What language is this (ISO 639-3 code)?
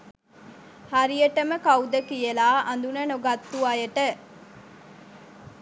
sin